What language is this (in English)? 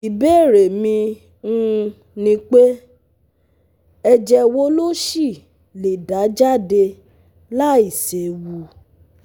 Yoruba